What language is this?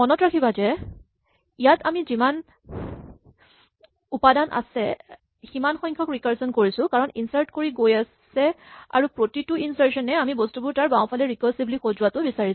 Assamese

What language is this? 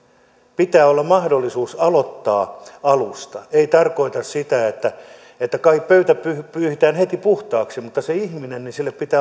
Finnish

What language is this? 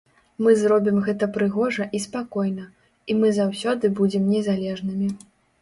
Belarusian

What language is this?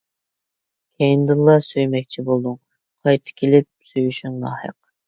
Uyghur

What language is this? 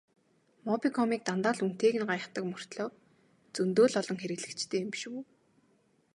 Mongolian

